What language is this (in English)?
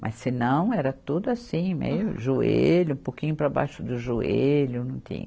Portuguese